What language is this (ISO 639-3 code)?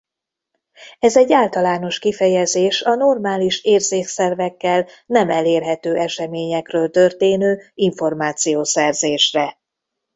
hun